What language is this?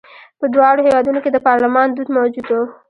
Pashto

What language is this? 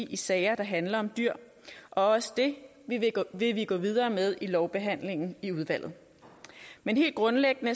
Danish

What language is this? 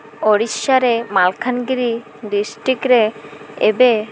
Odia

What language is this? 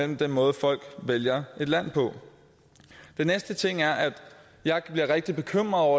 Danish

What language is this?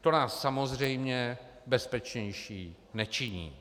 Czech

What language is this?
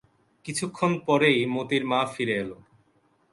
Bangla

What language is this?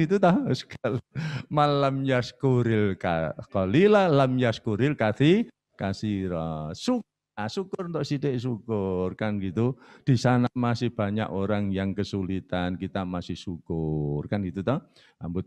Indonesian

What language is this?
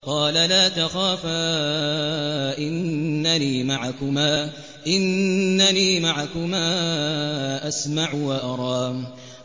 Arabic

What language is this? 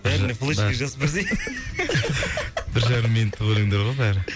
Kazakh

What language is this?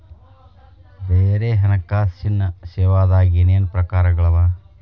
Kannada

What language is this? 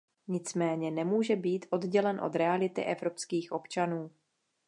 Czech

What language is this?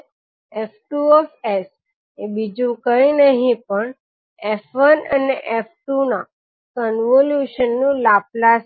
Gujarati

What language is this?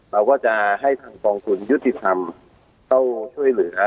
Thai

